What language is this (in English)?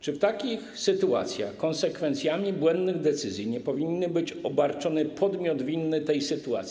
Polish